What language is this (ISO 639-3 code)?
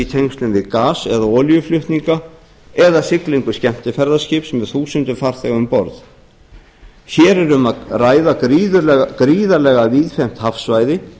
isl